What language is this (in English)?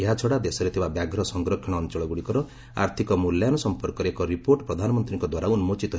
Odia